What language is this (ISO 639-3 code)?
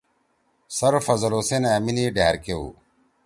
trw